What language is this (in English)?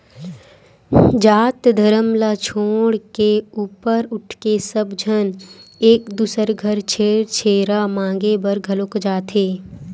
Chhattisgarhi